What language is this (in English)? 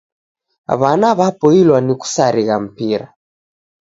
Taita